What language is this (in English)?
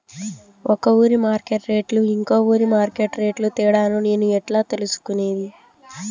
Telugu